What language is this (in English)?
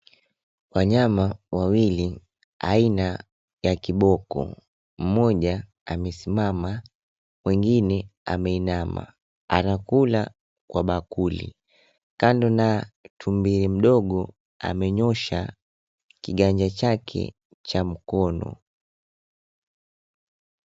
Swahili